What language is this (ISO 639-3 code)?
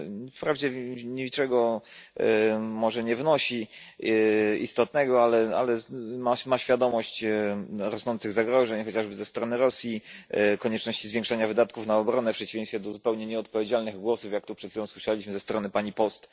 pol